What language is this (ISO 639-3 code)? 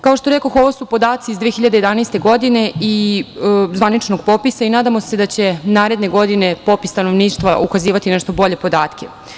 srp